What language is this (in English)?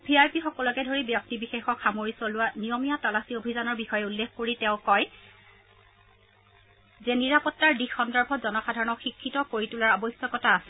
Assamese